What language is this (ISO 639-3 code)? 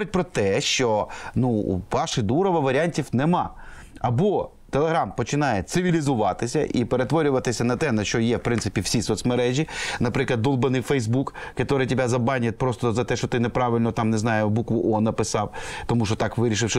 ukr